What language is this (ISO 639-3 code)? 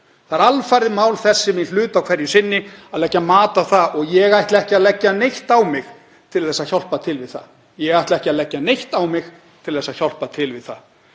isl